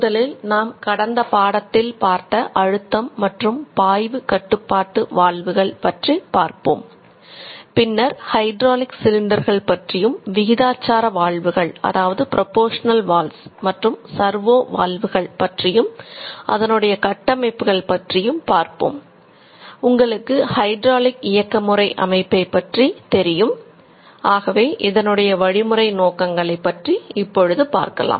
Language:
Tamil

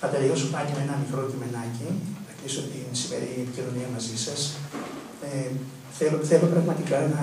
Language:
Greek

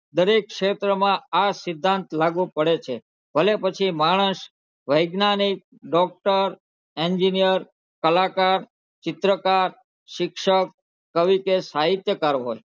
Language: Gujarati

